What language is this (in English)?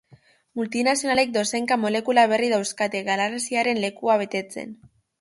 Basque